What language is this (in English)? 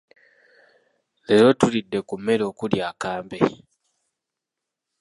Ganda